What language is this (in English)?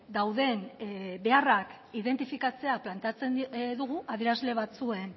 Basque